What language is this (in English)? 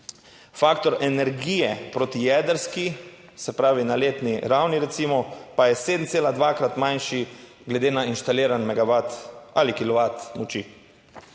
Slovenian